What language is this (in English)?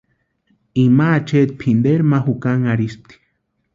Western Highland Purepecha